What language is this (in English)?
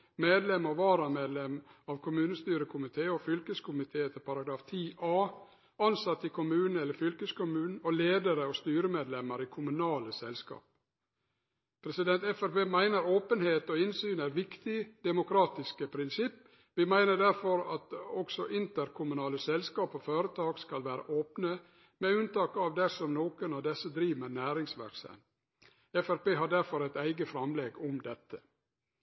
Norwegian Nynorsk